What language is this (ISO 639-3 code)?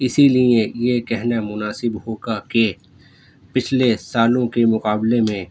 urd